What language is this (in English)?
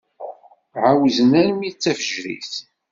Kabyle